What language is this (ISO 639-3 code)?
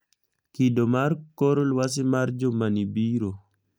luo